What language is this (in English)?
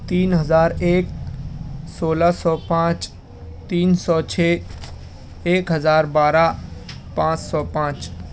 Urdu